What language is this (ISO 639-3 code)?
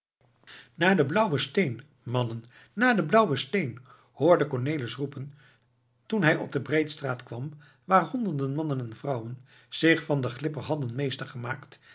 nld